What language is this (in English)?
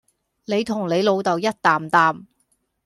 Cantonese